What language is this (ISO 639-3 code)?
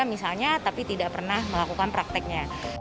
ind